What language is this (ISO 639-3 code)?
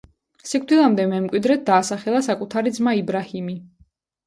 kat